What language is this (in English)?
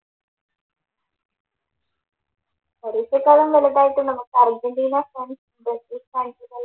Malayalam